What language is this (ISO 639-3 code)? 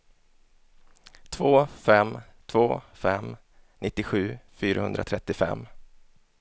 swe